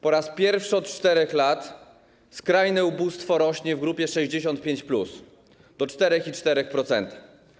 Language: Polish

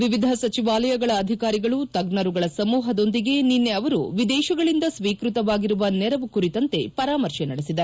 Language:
Kannada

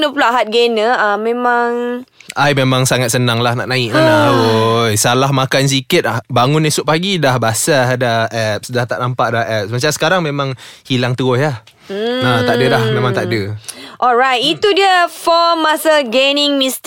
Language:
Malay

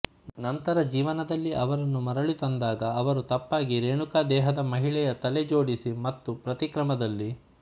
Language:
Kannada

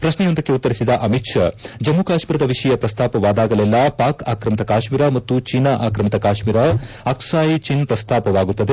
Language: Kannada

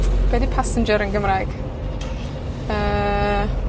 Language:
Welsh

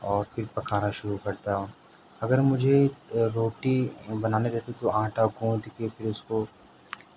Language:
Urdu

